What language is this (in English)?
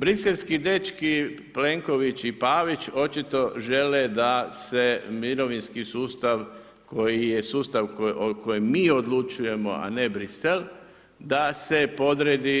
Croatian